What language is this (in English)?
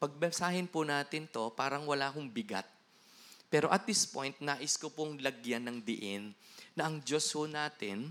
Filipino